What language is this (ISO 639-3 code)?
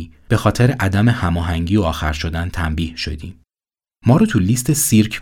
fas